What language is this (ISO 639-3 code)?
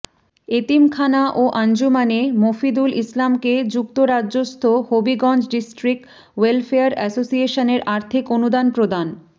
ben